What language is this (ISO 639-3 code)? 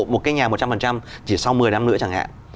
vie